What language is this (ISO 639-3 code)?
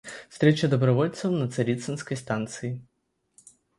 rus